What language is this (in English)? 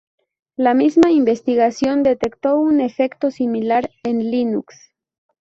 Spanish